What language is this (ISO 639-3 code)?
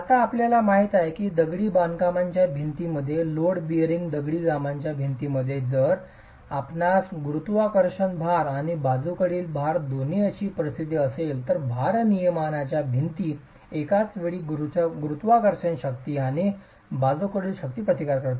mar